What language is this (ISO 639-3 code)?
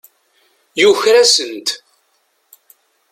kab